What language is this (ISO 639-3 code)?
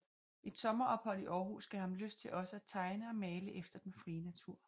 dan